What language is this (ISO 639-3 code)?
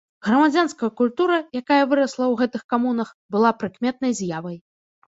bel